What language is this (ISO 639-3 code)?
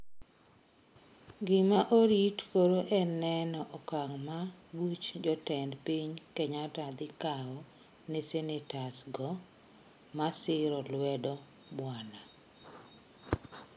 luo